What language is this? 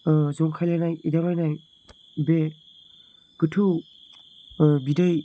Bodo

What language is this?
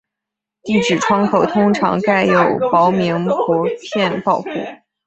Chinese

